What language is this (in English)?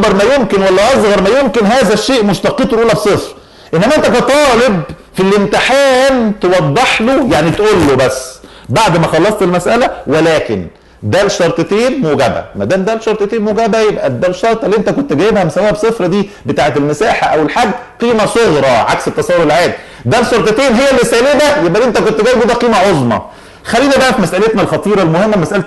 Arabic